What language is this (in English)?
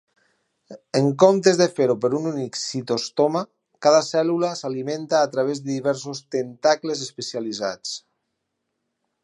Catalan